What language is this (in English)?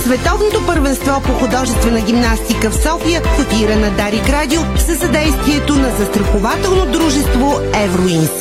Bulgarian